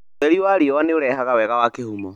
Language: Kikuyu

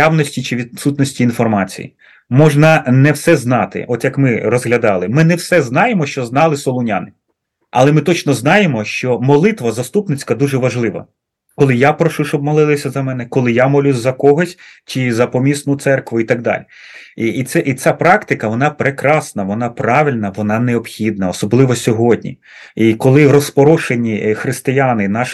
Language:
Ukrainian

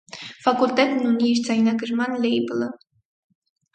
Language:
Armenian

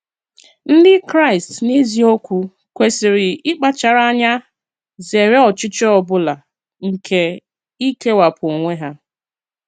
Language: Igbo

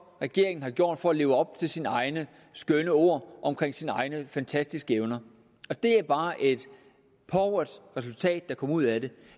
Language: Danish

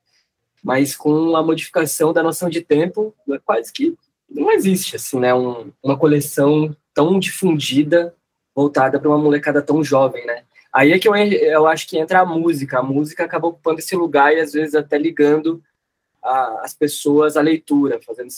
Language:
Portuguese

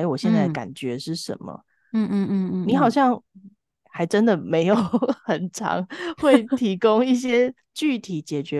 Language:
Chinese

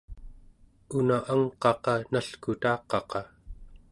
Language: Central Yupik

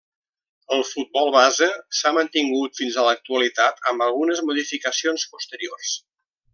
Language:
Catalan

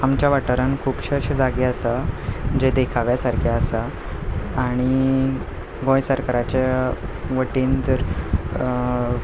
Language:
Konkani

